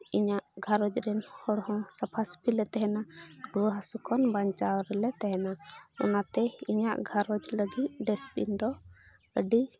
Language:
Santali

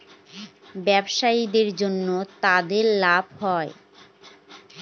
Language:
Bangla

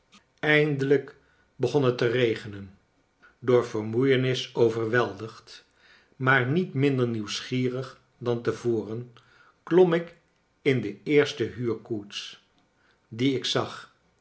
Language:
Dutch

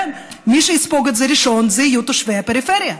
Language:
Hebrew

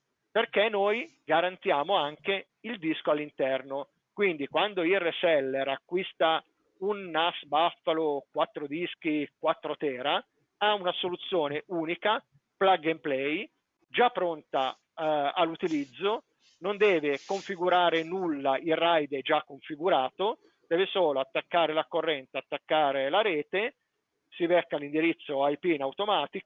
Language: Italian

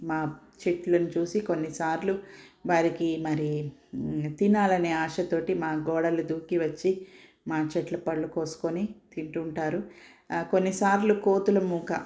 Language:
Telugu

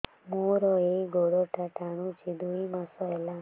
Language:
Odia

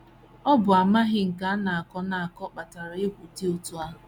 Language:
Igbo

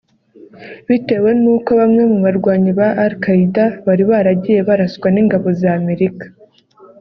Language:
Kinyarwanda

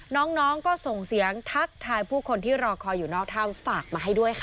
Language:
Thai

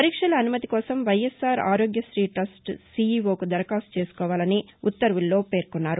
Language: Telugu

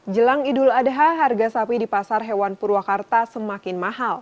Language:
Indonesian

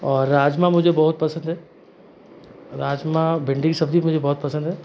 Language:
Hindi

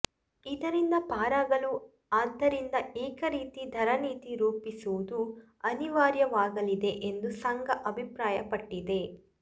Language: Kannada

